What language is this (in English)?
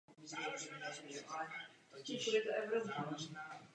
Czech